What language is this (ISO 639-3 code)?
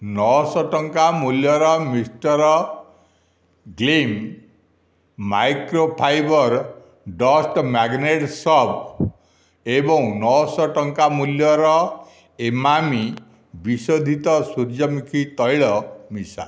ori